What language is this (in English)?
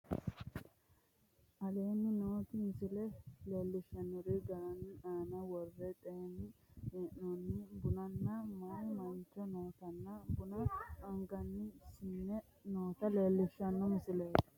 Sidamo